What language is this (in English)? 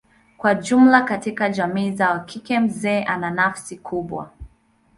Swahili